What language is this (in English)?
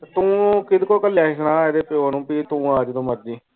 Punjabi